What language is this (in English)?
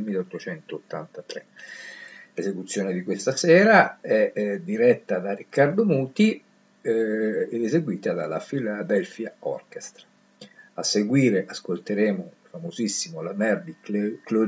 Italian